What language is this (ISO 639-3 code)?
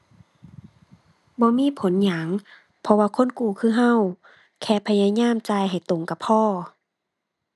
tha